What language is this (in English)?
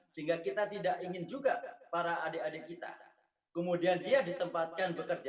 Indonesian